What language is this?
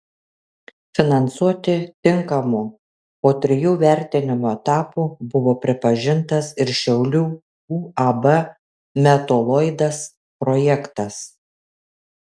Lithuanian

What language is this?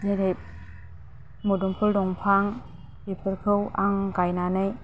Bodo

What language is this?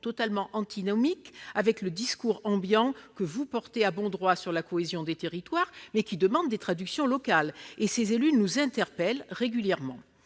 French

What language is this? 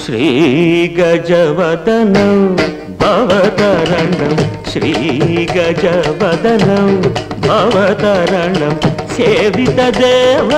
Telugu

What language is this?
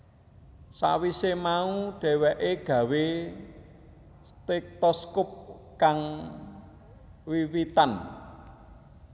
Javanese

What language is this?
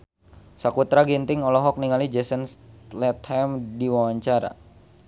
Sundanese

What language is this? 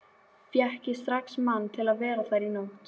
Icelandic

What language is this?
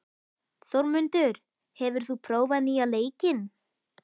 Icelandic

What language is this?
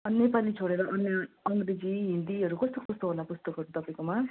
Nepali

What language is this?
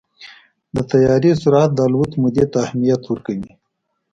Pashto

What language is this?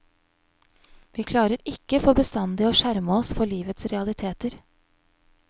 Norwegian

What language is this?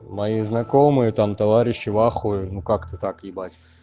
Russian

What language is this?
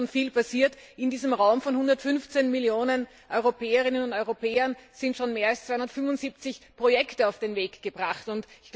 German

